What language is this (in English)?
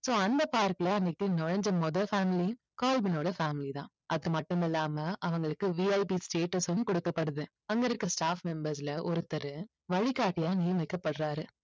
Tamil